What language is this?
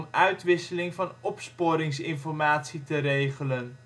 Dutch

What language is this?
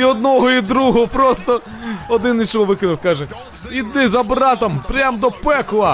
Ukrainian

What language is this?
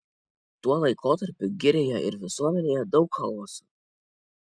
Lithuanian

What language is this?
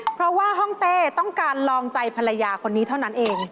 Thai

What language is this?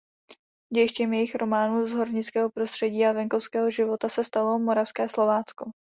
Czech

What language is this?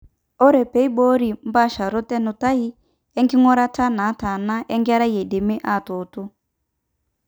Masai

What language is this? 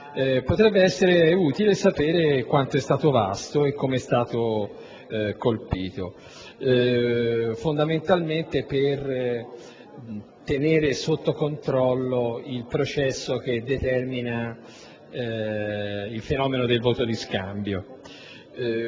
Italian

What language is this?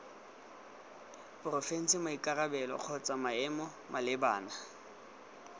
Tswana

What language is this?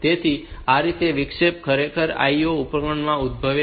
Gujarati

